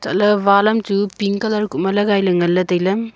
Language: Wancho Naga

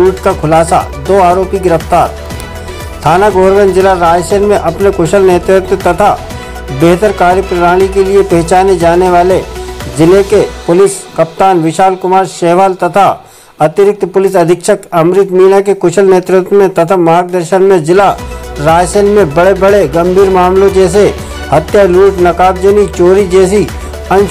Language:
Hindi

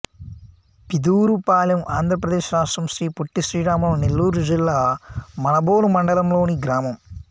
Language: Telugu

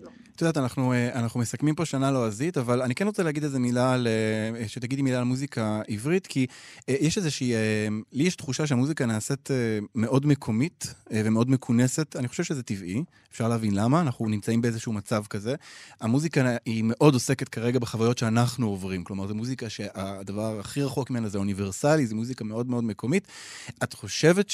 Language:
Hebrew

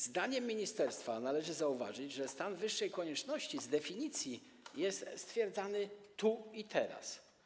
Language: Polish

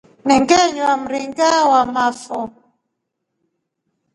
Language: Rombo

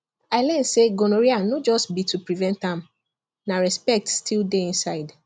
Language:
Nigerian Pidgin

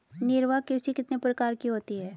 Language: Hindi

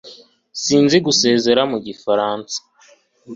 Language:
Kinyarwanda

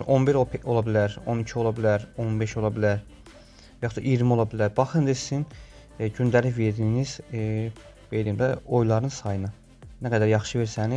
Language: Turkish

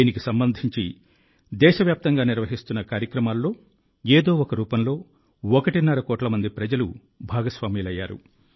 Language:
Telugu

